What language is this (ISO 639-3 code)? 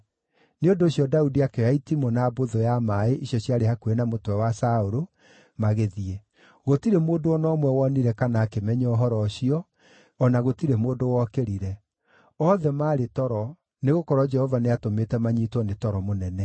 kik